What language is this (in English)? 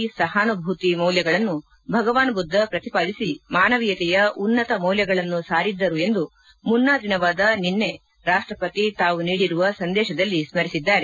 Kannada